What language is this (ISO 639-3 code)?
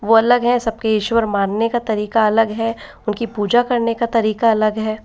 hin